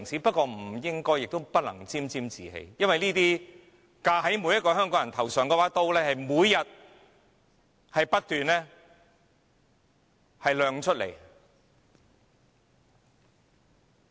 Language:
Cantonese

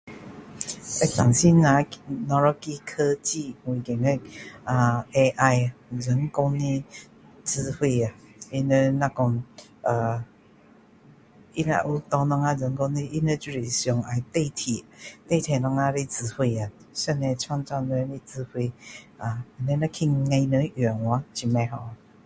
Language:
Min Dong Chinese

